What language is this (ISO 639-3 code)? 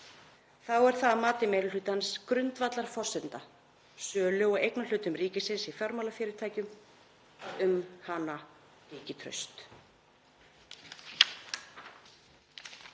isl